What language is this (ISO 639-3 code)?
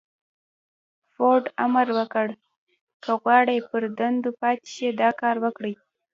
pus